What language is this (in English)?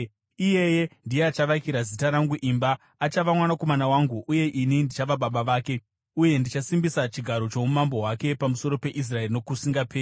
Shona